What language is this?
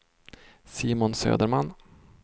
Swedish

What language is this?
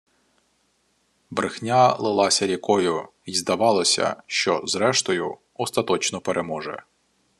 Ukrainian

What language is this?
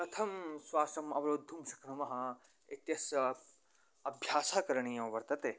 Sanskrit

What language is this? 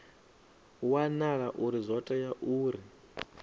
Venda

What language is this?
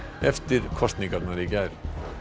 Icelandic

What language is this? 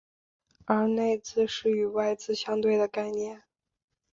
Chinese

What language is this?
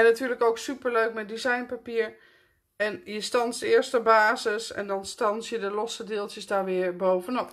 Dutch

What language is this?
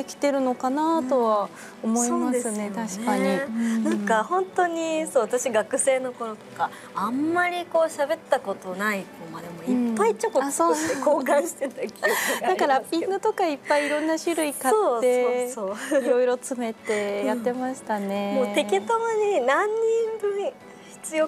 Japanese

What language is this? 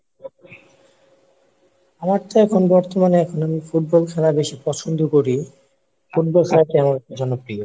Bangla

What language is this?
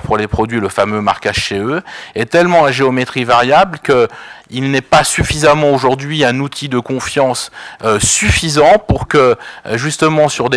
French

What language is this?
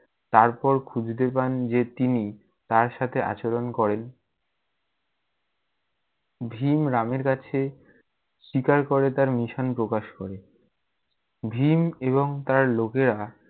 Bangla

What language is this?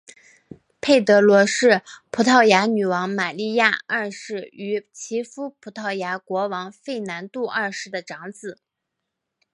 Chinese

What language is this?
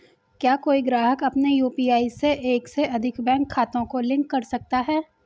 Hindi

